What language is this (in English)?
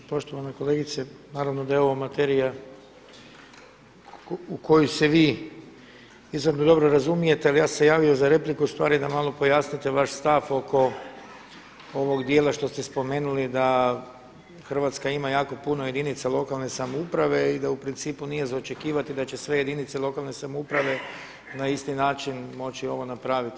Croatian